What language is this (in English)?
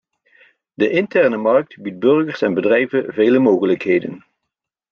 Dutch